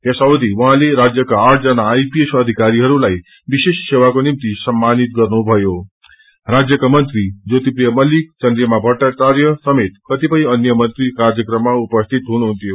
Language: Nepali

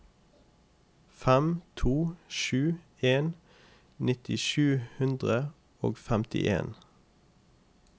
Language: Norwegian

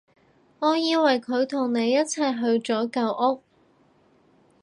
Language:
Cantonese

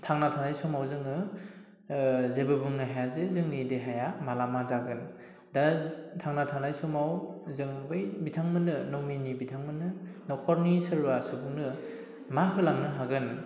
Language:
Bodo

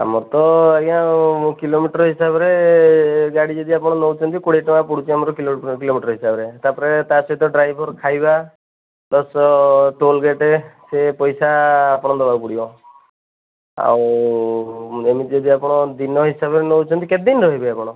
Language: Odia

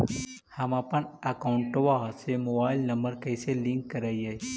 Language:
Magahi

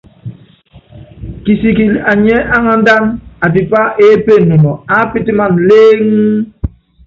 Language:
Yangben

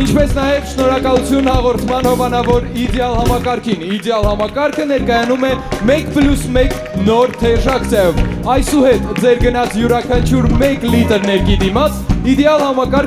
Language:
Bulgarian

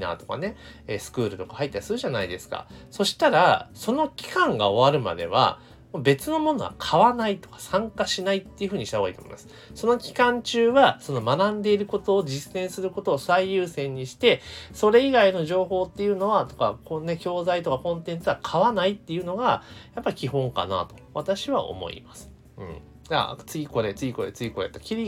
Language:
Japanese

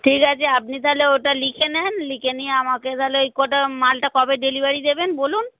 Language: Bangla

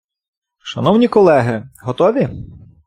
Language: Ukrainian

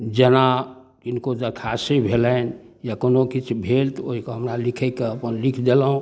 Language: Maithili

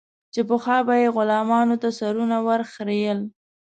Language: Pashto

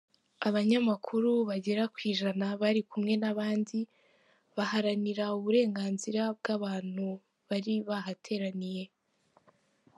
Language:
Kinyarwanda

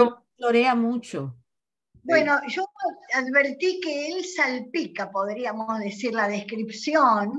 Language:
Spanish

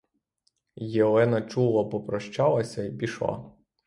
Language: Ukrainian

